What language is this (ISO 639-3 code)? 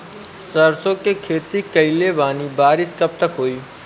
bho